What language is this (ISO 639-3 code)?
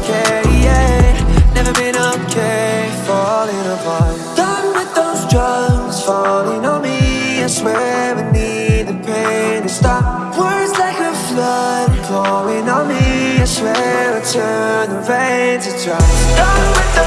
eng